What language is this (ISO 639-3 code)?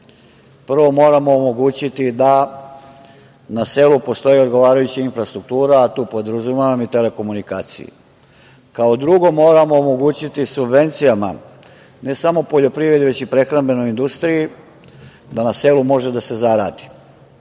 srp